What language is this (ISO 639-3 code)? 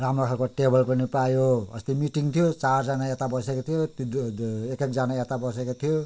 nep